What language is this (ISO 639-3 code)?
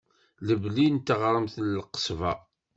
kab